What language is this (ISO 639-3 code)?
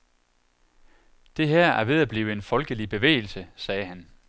dan